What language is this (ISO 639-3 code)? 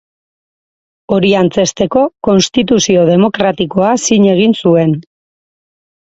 eus